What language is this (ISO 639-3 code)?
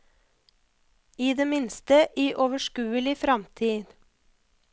nor